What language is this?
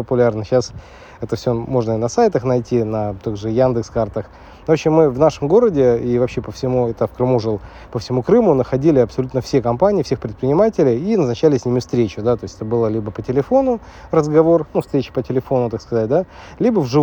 Russian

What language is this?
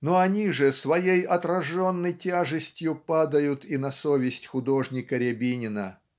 Russian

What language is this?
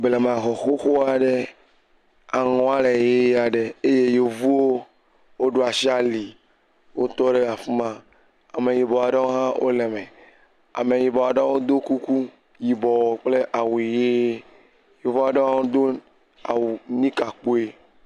Ewe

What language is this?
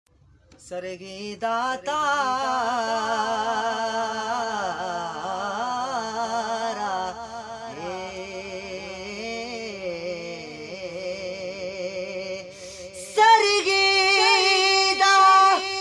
Urdu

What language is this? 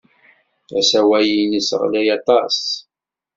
Kabyle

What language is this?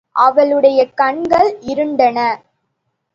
Tamil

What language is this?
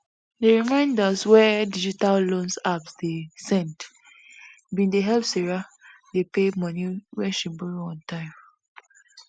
Nigerian Pidgin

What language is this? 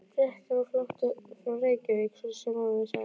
Icelandic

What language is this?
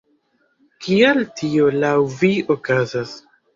Esperanto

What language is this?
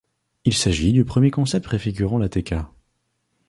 French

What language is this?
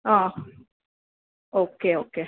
Gujarati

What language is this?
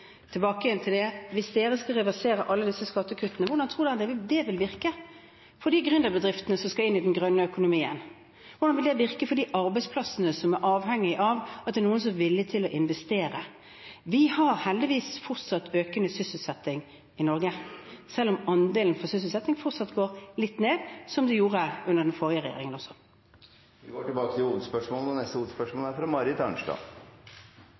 Norwegian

